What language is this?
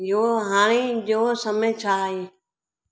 Sindhi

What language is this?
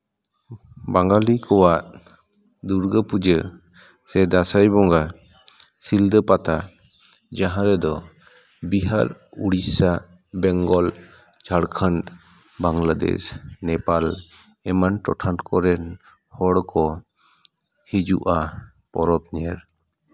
Santali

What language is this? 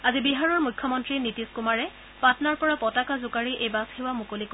Assamese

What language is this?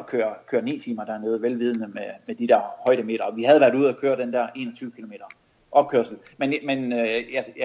Danish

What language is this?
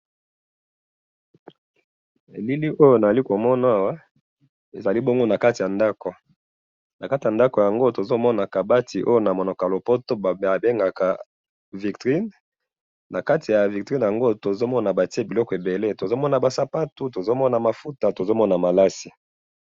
Lingala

